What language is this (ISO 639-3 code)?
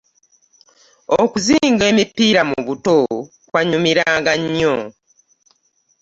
lug